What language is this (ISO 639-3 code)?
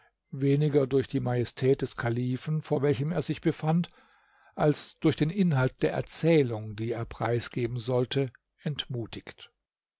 deu